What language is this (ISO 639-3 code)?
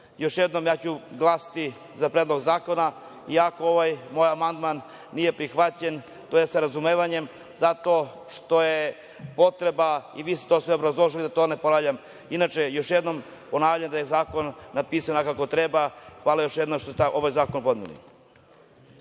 srp